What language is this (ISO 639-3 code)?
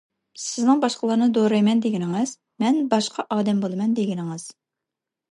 uig